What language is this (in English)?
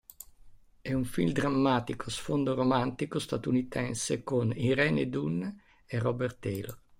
Italian